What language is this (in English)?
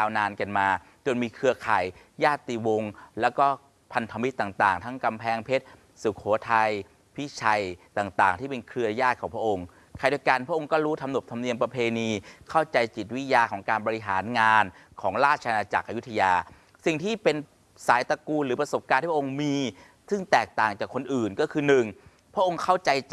Thai